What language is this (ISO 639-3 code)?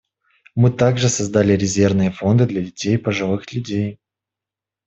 rus